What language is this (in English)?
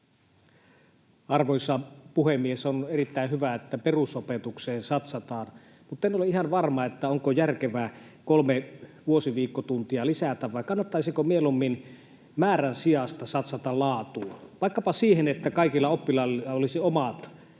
Finnish